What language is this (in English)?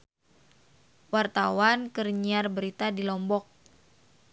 Sundanese